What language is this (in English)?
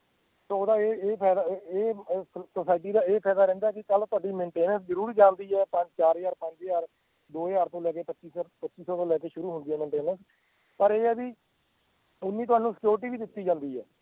Punjabi